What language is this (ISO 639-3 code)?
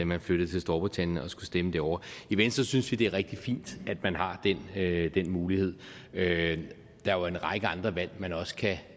dan